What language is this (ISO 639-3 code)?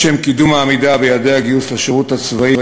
heb